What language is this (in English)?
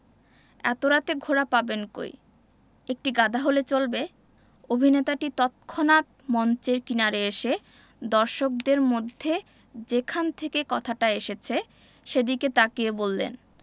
Bangla